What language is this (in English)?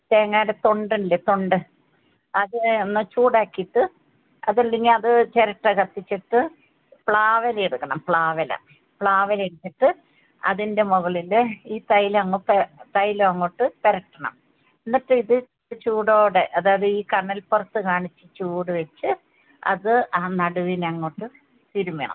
Malayalam